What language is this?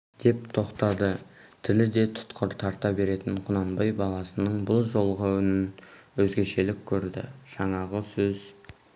Kazakh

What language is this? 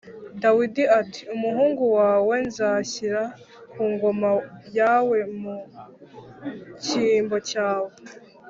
Kinyarwanda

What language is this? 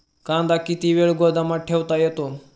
Marathi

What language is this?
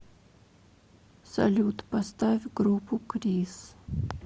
Russian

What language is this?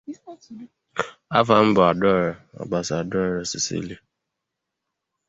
Igbo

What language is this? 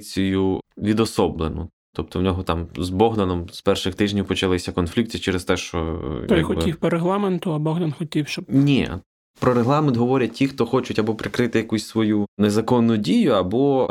Ukrainian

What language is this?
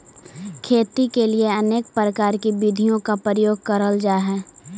Magahi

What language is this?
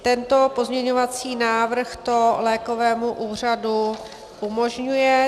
Czech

